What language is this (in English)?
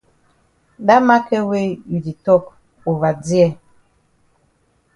Cameroon Pidgin